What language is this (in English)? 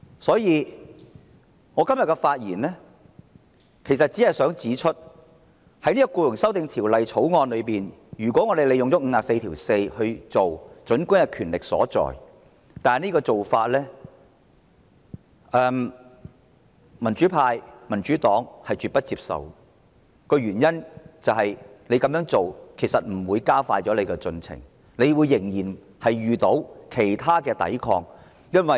Cantonese